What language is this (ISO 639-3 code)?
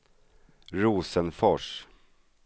swe